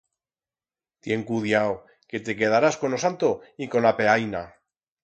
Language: Aragonese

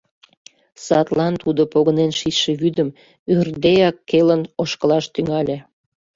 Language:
Mari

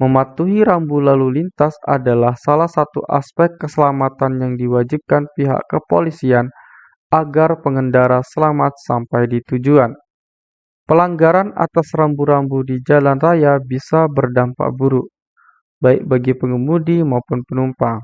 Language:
Indonesian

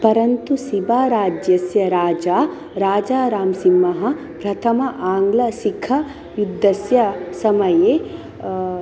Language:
Sanskrit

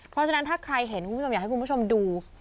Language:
Thai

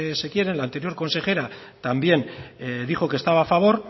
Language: Spanish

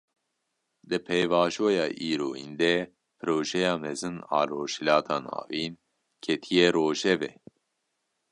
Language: Kurdish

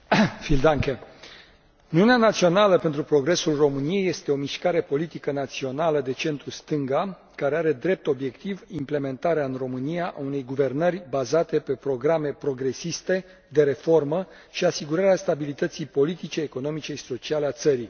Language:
Romanian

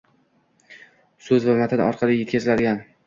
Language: Uzbek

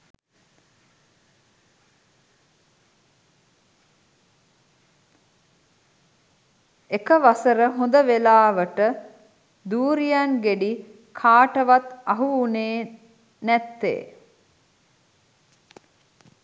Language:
Sinhala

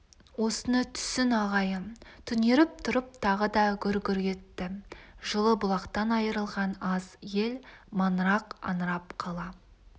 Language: Kazakh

